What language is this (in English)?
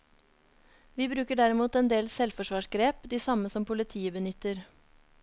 Norwegian